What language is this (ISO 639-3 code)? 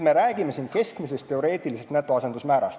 est